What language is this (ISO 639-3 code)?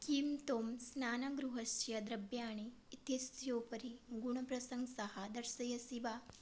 san